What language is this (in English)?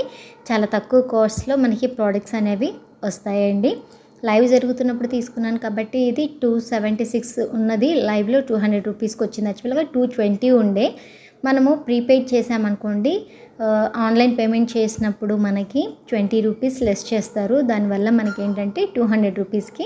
Telugu